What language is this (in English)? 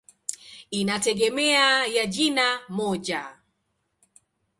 Swahili